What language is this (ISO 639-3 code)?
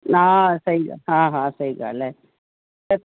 snd